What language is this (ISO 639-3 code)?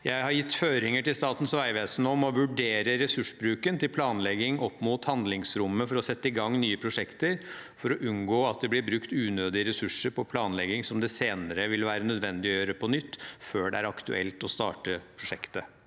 nor